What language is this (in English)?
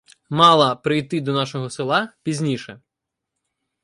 Ukrainian